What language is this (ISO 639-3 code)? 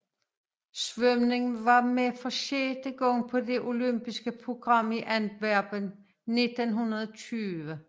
dan